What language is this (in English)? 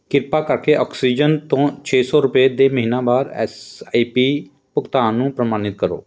Punjabi